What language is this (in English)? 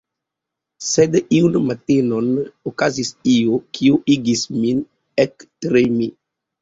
Esperanto